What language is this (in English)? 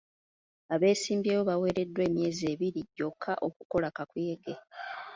Ganda